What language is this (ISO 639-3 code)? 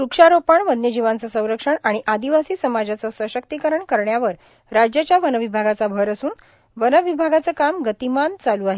mar